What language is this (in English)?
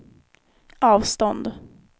Swedish